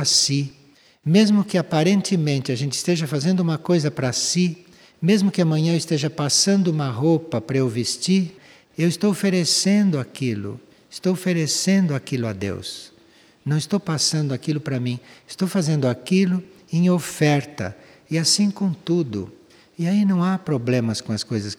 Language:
Portuguese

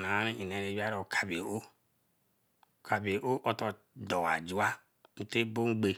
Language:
Eleme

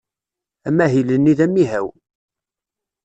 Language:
Kabyle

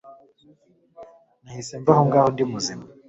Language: Kinyarwanda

